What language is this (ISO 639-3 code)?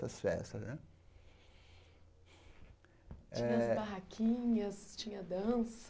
por